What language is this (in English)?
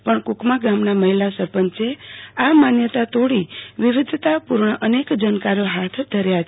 Gujarati